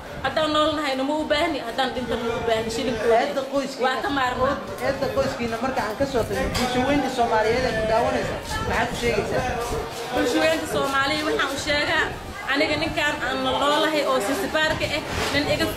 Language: Arabic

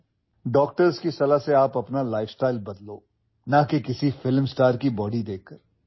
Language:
Assamese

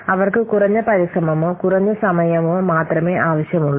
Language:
Malayalam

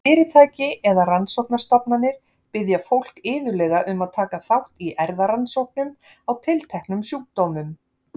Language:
Icelandic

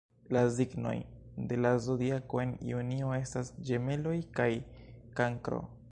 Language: Esperanto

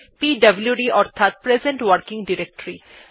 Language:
Bangla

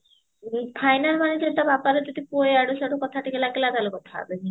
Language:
Odia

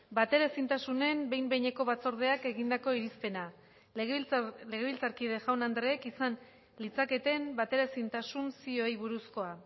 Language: Basque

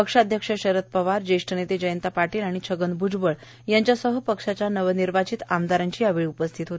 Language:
Marathi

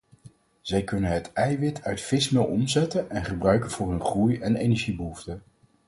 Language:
Dutch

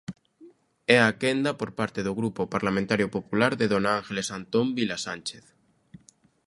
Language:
Galician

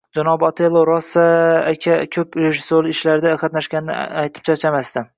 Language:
Uzbek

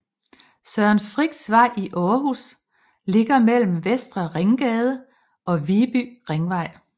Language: Danish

